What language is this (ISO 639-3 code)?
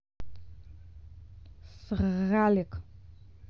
rus